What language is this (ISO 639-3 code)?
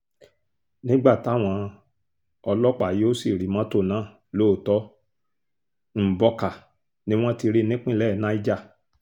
yor